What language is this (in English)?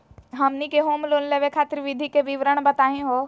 Magahi